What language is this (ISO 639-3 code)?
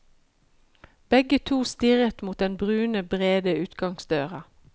nor